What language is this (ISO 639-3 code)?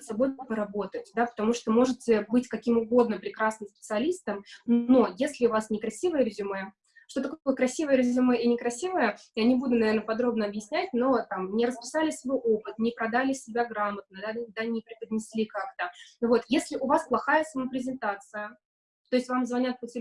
rus